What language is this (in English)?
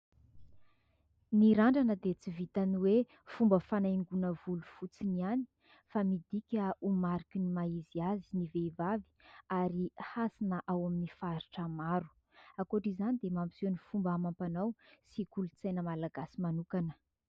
Malagasy